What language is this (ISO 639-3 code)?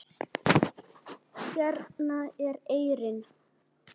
isl